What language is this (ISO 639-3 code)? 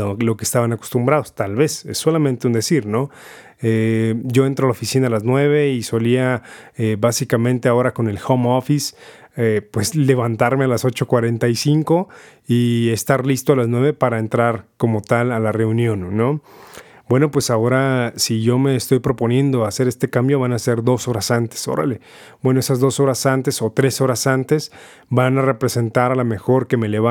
spa